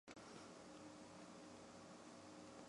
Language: Chinese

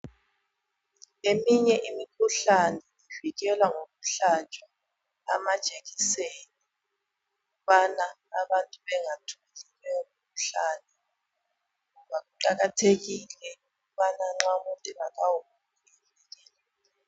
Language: North Ndebele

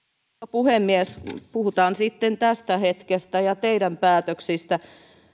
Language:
Finnish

